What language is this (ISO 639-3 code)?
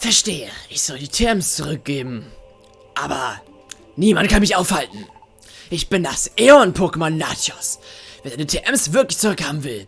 deu